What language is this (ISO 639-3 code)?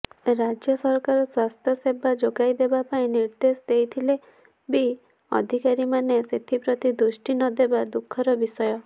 ori